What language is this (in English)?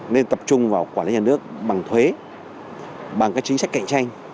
Vietnamese